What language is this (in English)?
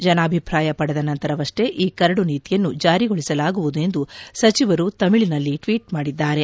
Kannada